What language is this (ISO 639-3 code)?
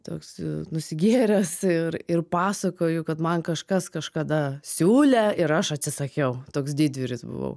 lit